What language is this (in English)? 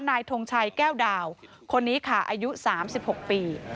Thai